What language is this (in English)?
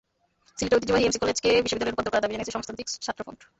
Bangla